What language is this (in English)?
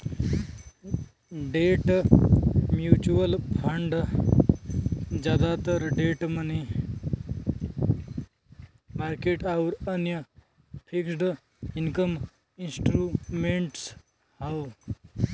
Bhojpuri